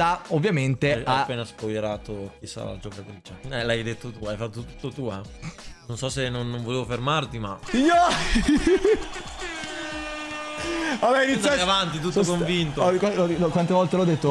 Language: Italian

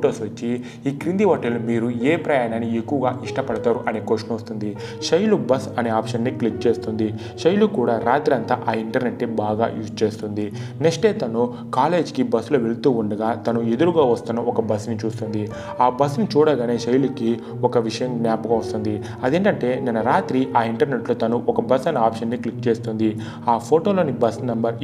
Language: Telugu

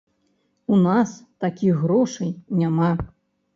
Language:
Belarusian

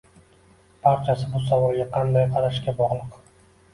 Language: Uzbek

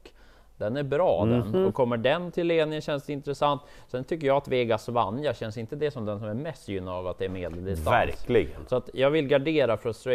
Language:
Swedish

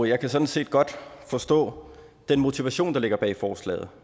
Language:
Danish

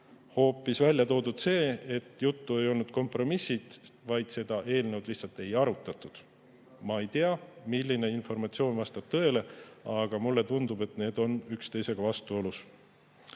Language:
Estonian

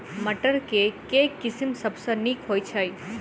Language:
Maithili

